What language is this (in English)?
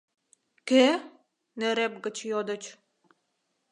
Mari